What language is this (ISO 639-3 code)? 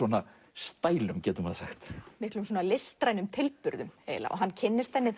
isl